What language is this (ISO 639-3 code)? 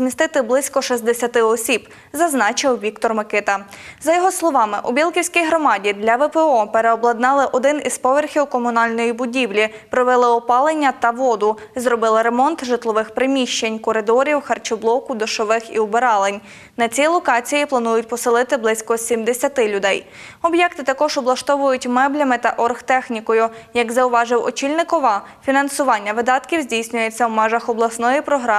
ukr